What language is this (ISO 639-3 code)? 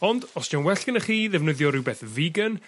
cym